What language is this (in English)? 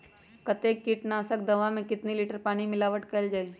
Magahi